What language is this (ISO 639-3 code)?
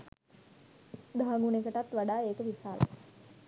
sin